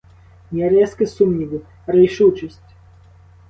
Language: Ukrainian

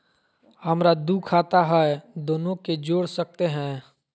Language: Magahi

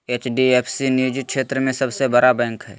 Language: Magahi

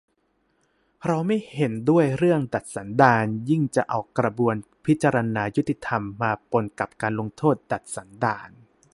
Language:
Thai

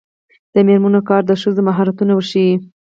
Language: Pashto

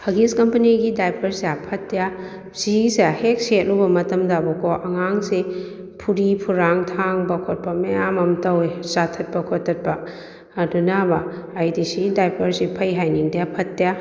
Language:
Manipuri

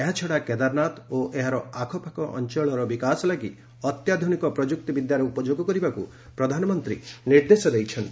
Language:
Odia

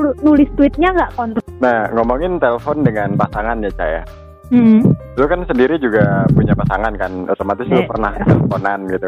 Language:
Indonesian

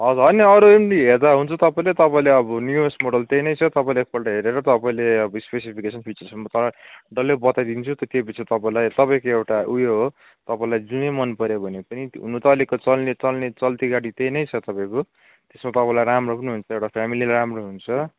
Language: Nepali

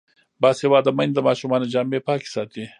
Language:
Pashto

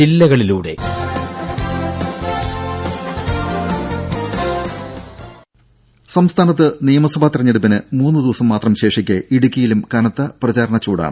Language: Malayalam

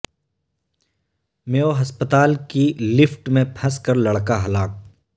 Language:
Urdu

